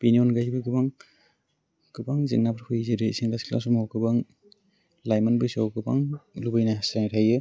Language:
Bodo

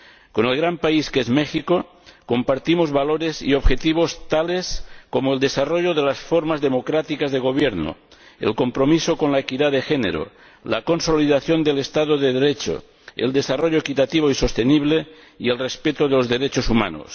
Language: Spanish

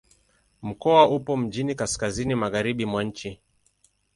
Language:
Swahili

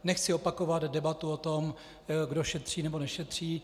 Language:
Czech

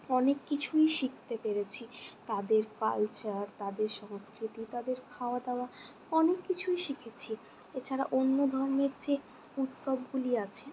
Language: Bangla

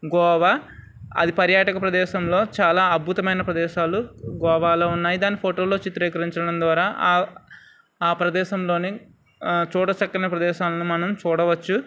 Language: Telugu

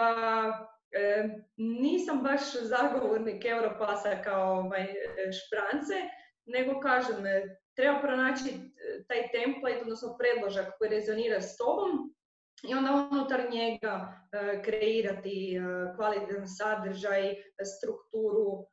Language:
Croatian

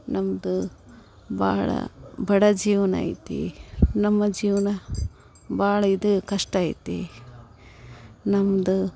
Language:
Kannada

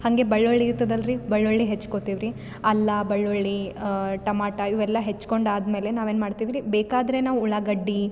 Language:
Kannada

